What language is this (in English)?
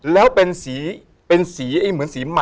Thai